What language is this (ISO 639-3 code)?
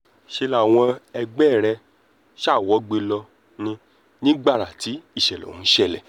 yor